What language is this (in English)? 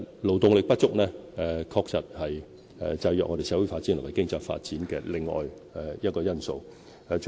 Cantonese